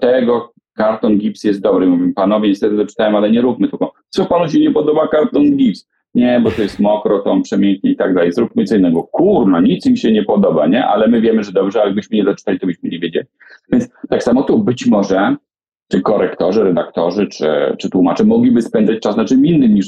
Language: Polish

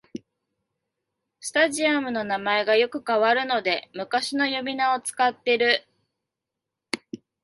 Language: Japanese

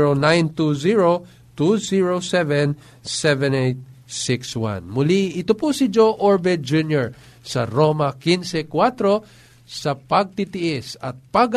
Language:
Filipino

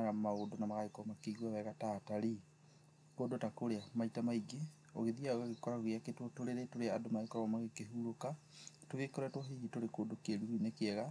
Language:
Kikuyu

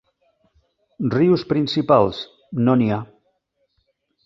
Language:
Catalan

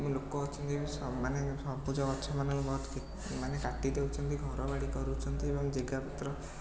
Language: Odia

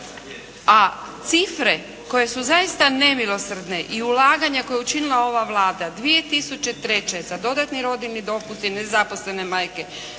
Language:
Croatian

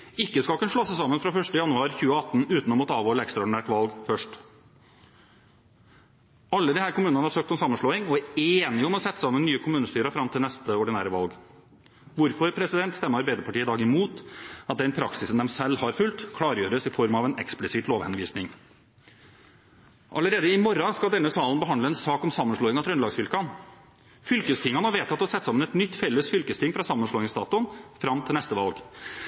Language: Norwegian Bokmål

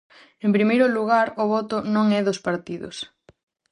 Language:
Galician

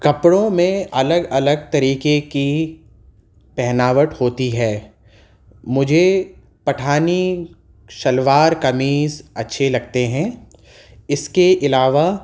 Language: Urdu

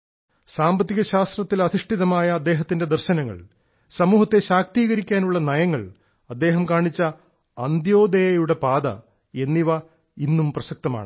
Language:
Malayalam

